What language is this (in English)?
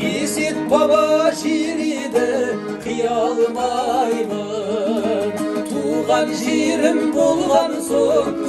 Turkish